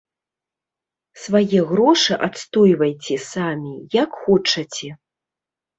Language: Belarusian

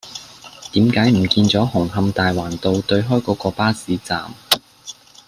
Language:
Cantonese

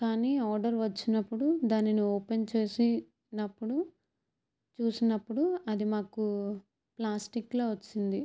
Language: Telugu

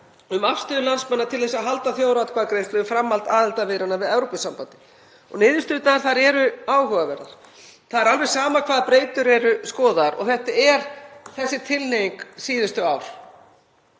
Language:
Icelandic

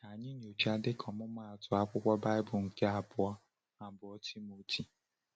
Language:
Igbo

